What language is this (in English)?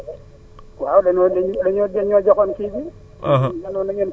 Wolof